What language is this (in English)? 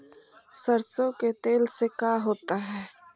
Magahi